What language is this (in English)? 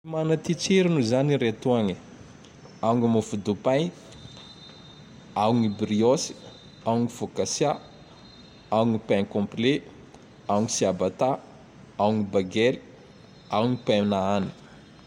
Tandroy-Mahafaly Malagasy